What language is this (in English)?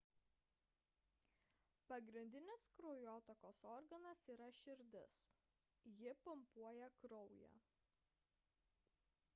Lithuanian